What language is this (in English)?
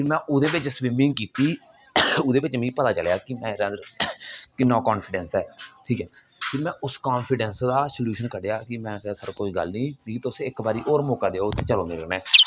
Dogri